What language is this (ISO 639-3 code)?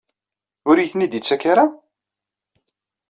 kab